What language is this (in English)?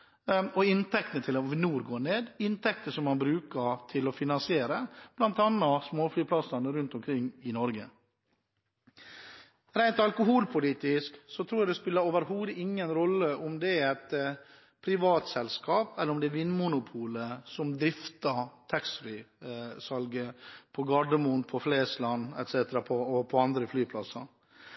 Norwegian Bokmål